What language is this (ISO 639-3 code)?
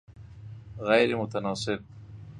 fas